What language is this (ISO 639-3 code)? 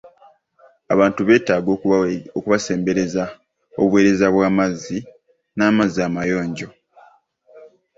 lug